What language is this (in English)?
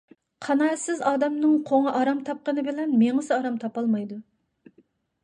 Uyghur